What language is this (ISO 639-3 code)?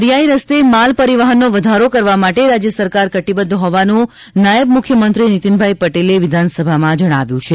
guj